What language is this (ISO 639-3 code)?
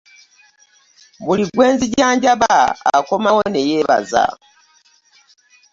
lug